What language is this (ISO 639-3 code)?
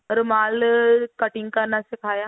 pan